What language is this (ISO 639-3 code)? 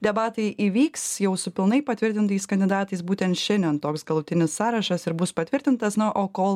lit